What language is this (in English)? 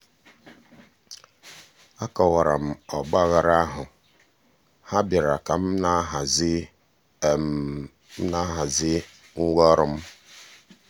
Igbo